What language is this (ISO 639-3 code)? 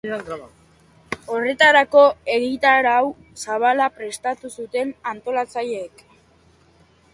eus